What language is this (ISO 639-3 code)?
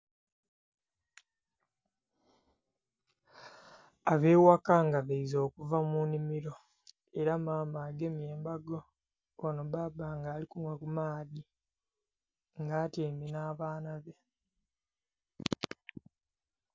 xog